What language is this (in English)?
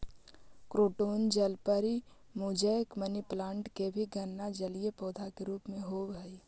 Magahi